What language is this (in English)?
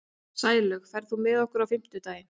Icelandic